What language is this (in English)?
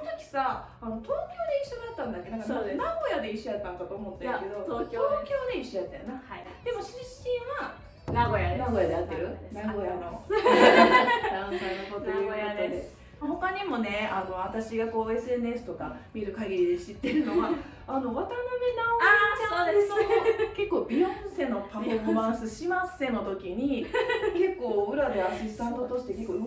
Japanese